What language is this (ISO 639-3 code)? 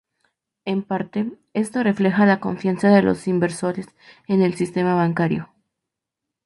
spa